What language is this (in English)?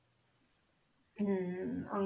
Punjabi